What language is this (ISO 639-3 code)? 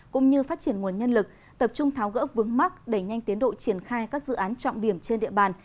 vie